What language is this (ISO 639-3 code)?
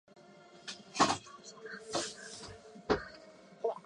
zho